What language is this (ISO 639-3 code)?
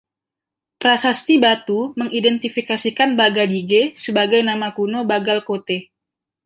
ind